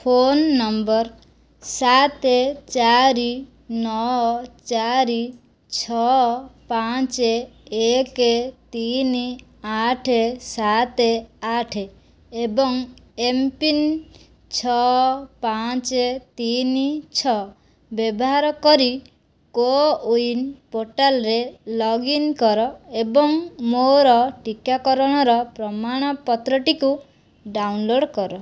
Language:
Odia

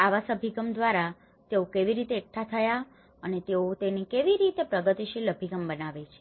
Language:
Gujarati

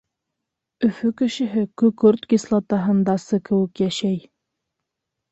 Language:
Bashkir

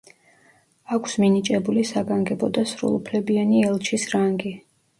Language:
Georgian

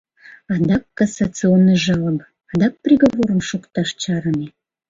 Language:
Mari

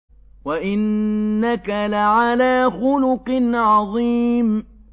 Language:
Arabic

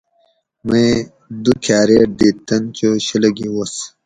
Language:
Gawri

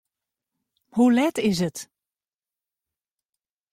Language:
Western Frisian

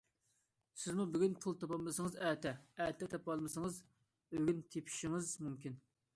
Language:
Uyghur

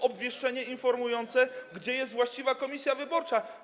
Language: Polish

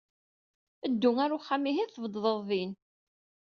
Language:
Kabyle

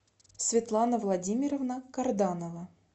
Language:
Russian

